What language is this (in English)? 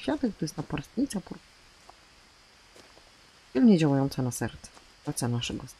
Polish